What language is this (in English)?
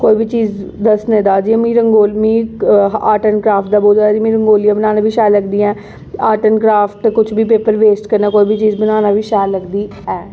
Dogri